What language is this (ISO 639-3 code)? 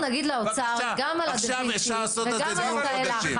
heb